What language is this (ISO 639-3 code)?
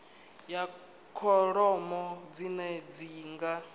ven